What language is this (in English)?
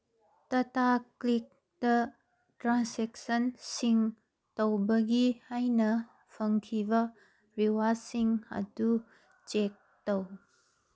Manipuri